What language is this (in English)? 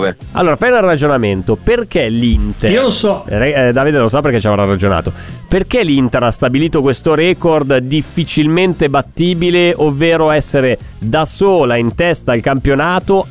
Italian